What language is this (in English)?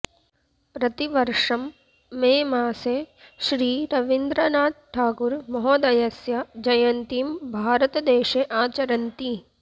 Sanskrit